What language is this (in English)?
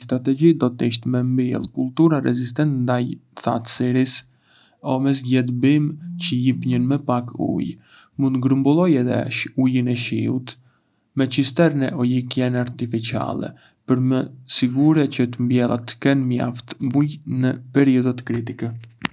Arbëreshë Albanian